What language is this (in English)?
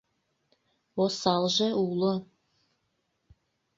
Mari